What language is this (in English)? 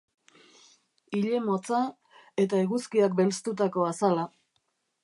Basque